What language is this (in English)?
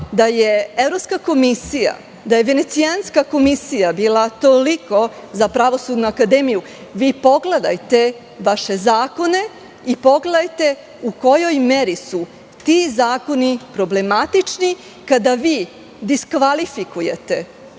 Serbian